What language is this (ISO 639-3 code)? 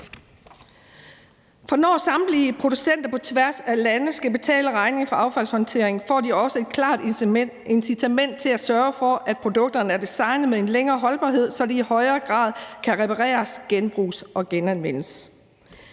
dan